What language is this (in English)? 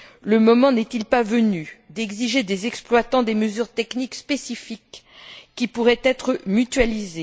French